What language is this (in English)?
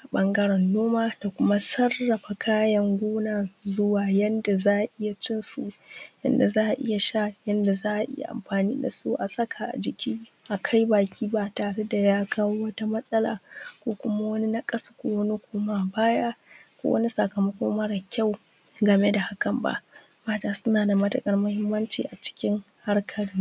Hausa